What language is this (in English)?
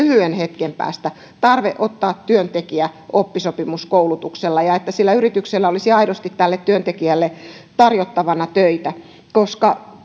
Finnish